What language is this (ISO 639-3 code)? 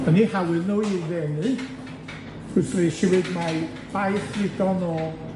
cym